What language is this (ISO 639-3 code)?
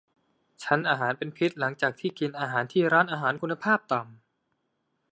tha